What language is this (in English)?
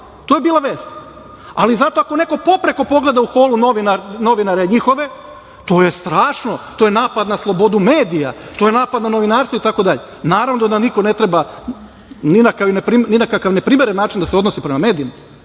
Serbian